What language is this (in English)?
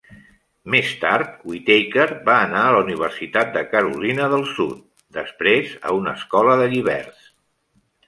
Catalan